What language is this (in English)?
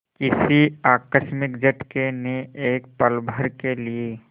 Hindi